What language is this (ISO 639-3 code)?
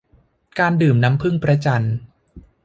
tha